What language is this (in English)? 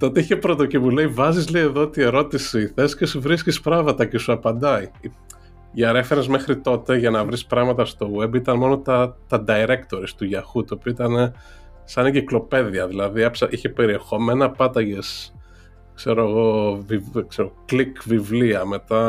Greek